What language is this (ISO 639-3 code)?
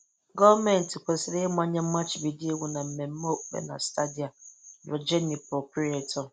ibo